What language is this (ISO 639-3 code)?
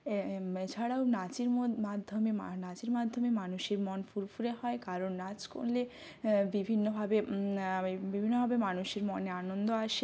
ben